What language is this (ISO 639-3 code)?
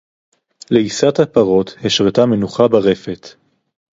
heb